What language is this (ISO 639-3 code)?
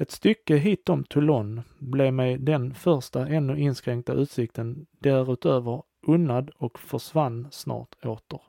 swe